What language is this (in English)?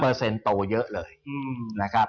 Thai